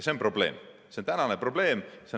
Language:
Estonian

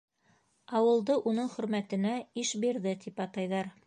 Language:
Bashkir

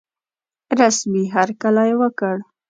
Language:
Pashto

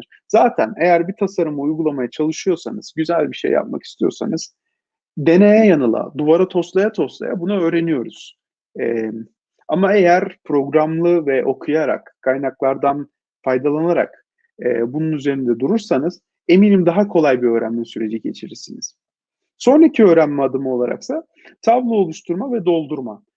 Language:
Turkish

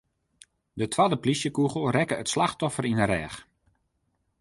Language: Western Frisian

